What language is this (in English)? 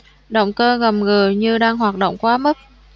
Vietnamese